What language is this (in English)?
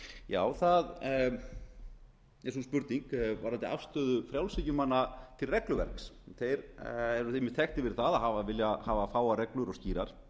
Icelandic